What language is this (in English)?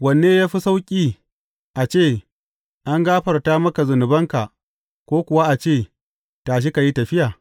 Hausa